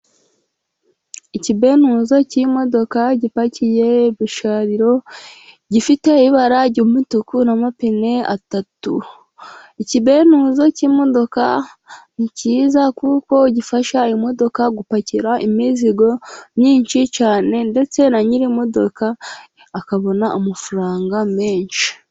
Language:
Kinyarwanda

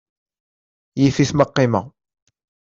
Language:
Kabyle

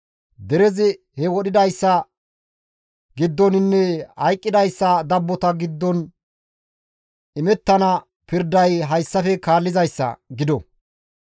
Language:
Gamo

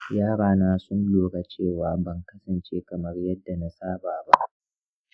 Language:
Hausa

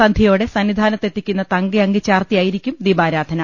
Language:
Malayalam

